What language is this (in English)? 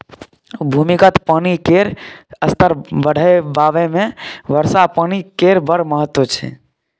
Maithili